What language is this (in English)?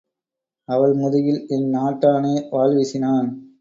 Tamil